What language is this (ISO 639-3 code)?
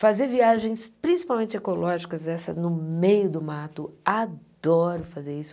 por